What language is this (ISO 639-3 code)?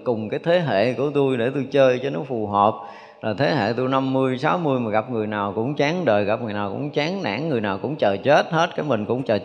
vie